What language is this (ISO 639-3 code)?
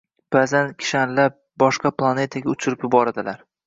uzb